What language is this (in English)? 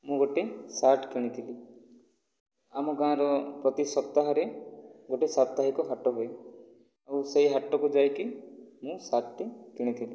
Odia